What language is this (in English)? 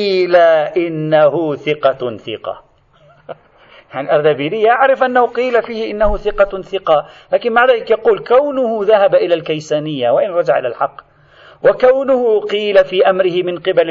Arabic